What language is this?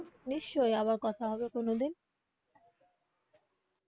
Bangla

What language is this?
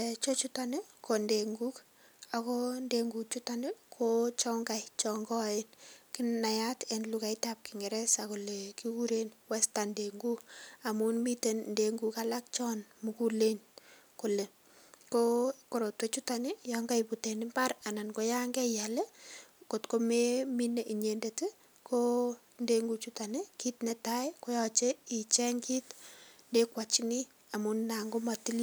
Kalenjin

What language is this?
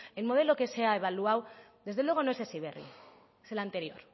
Spanish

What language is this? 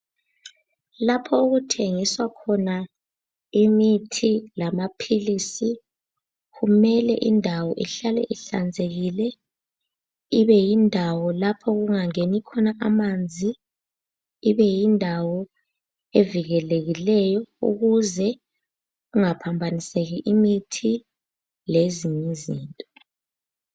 North Ndebele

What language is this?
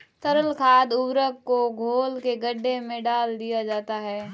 Hindi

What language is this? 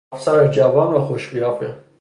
Persian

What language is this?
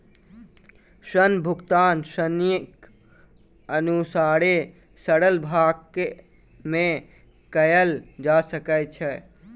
Maithili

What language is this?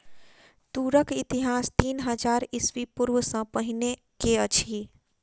Maithili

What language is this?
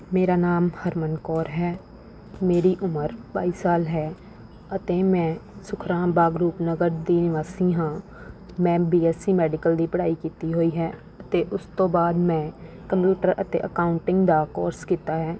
Punjabi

